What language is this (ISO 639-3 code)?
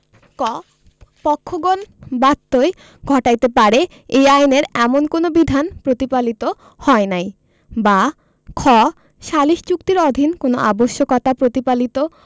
ben